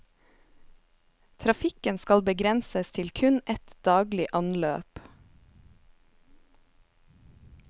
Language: Norwegian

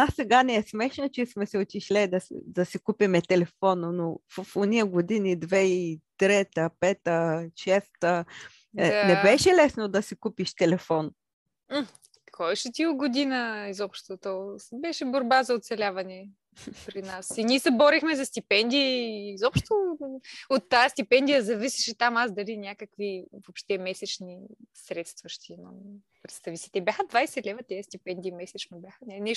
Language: Bulgarian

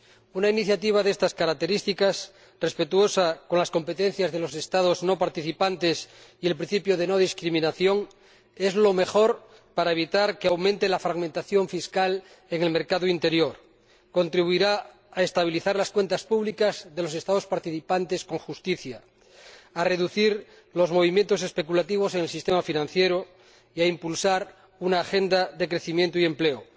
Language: Spanish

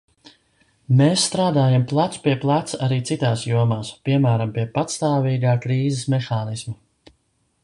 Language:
Latvian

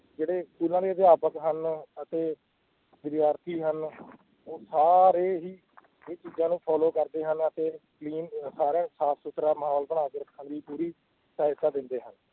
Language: Punjabi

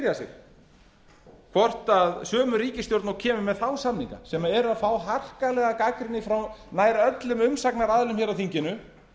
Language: Icelandic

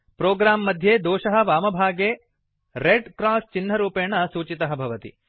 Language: Sanskrit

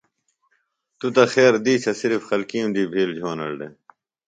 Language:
Phalura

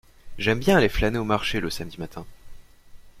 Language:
French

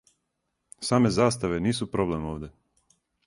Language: Serbian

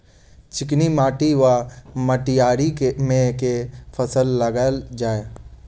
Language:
Maithili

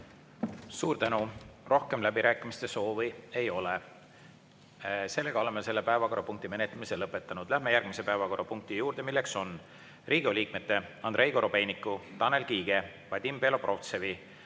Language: Estonian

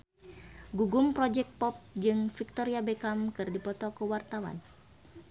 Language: Sundanese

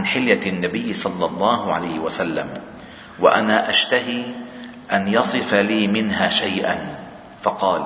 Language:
Arabic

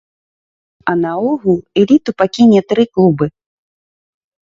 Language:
Belarusian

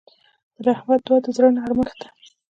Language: Pashto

